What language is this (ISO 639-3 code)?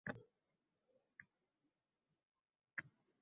uzb